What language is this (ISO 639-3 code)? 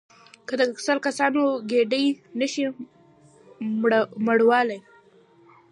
pus